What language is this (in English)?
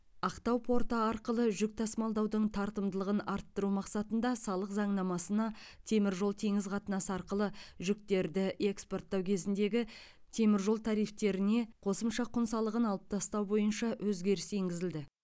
Kazakh